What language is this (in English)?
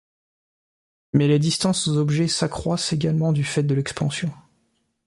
French